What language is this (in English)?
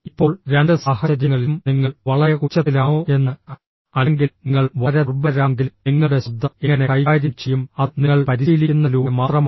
Malayalam